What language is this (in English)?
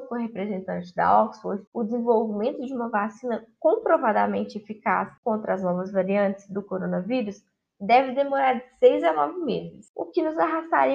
Portuguese